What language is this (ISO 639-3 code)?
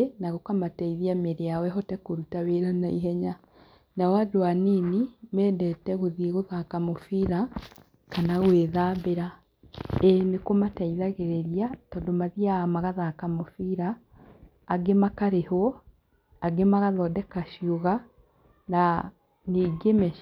kik